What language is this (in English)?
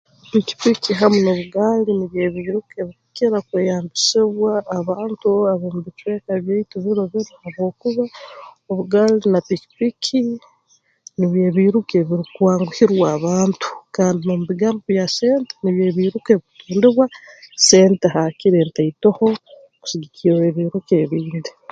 Tooro